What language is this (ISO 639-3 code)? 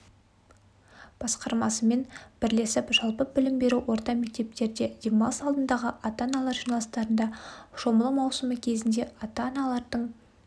kaz